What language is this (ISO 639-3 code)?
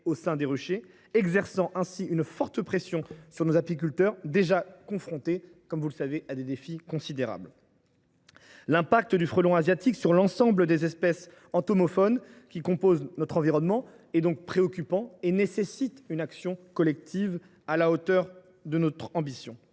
fra